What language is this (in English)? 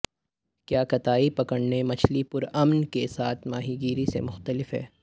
Urdu